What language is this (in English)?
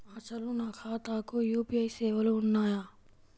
Telugu